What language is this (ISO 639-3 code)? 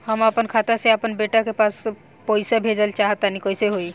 bho